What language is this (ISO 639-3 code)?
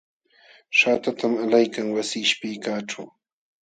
qxw